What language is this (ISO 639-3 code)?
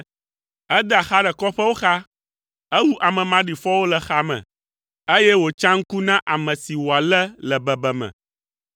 ewe